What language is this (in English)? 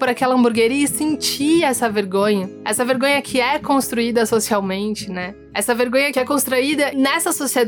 Portuguese